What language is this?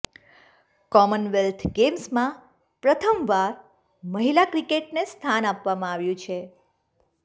Gujarati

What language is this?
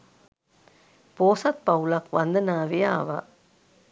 Sinhala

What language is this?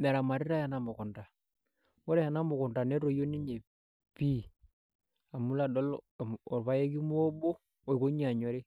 Masai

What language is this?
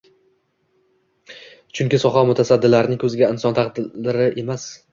Uzbek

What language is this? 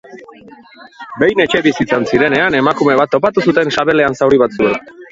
Basque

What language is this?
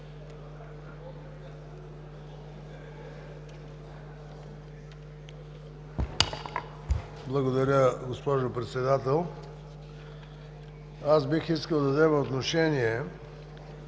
Bulgarian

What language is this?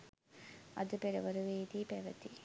Sinhala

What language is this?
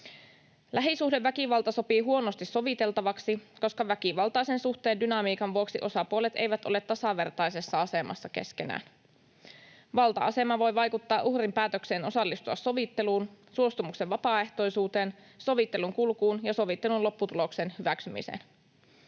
Finnish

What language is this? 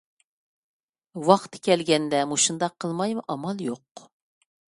Uyghur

